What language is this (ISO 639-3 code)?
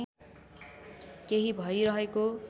nep